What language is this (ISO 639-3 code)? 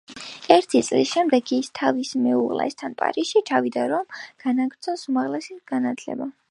kat